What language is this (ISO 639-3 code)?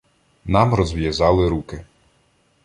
ukr